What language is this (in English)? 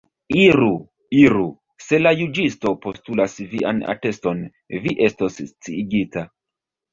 Esperanto